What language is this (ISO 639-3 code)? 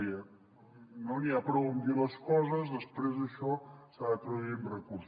cat